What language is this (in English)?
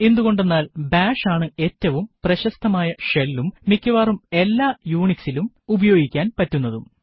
Malayalam